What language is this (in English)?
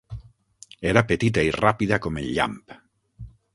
Catalan